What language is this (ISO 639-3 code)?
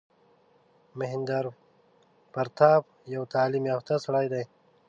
pus